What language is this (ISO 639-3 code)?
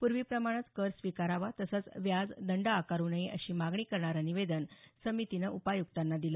mar